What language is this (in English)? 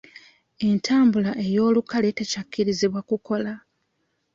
Ganda